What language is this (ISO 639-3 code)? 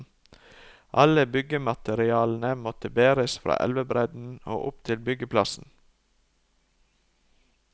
nor